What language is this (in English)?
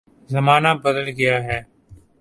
Urdu